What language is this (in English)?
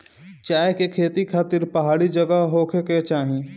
Bhojpuri